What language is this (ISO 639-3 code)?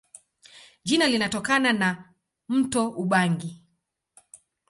swa